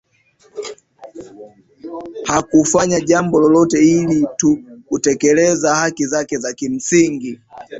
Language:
Swahili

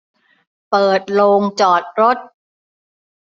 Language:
Thai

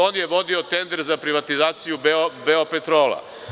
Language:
Serbian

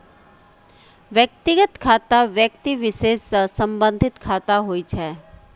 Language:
Maithili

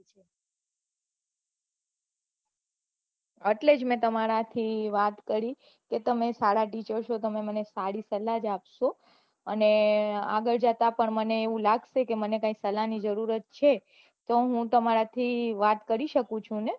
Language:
Gujarati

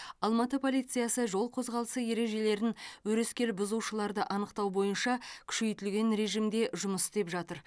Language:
Kazakh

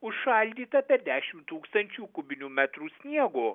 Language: Lithuanian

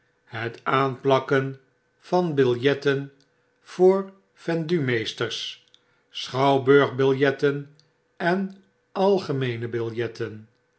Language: Dutch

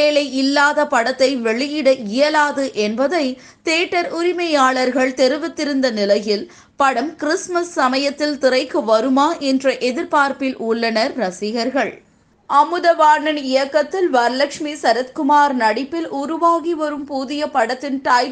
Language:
Tamil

